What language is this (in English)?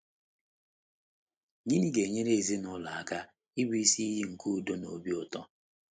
Igbo